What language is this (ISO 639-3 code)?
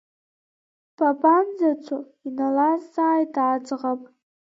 abk